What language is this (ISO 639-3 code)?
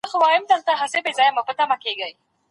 pus